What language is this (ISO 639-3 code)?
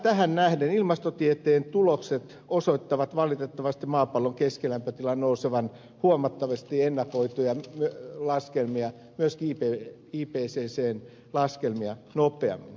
fin